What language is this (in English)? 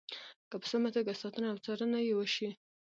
Pashto